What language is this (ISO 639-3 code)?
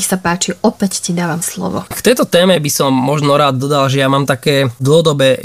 slk